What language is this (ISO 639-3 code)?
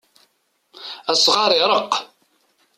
kab